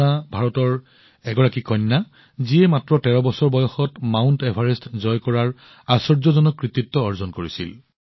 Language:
Assamese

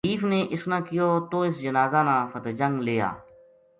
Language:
Gujari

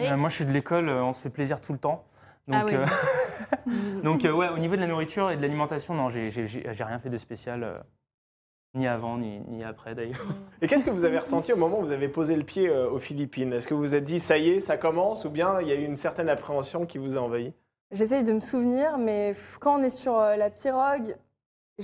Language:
French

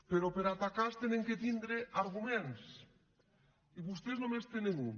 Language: Catalan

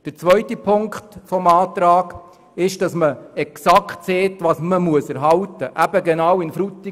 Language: Swiss German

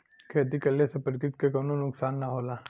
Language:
Bhojpuri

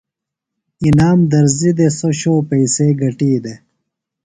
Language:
Phalura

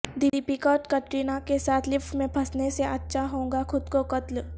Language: Urdu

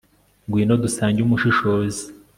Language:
Kinyarwanda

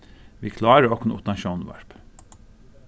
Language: Faroese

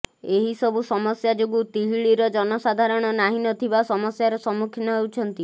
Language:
Odia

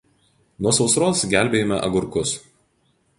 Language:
Lithuanian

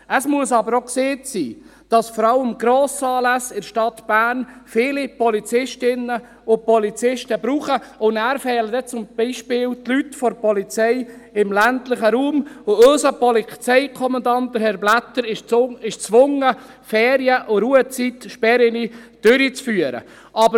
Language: Swiss German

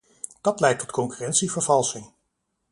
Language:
Dutch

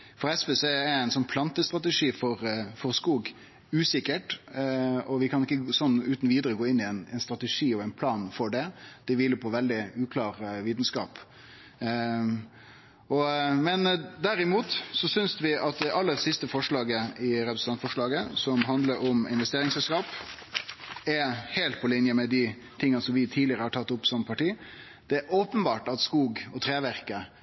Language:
Norwegian Nynorsk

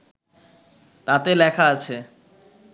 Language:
Bangla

